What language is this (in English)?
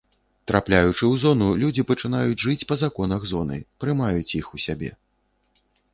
Belarusian